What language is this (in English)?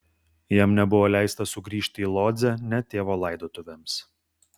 Lithuanian